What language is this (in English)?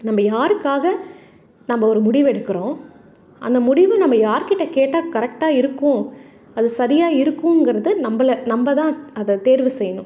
Tamil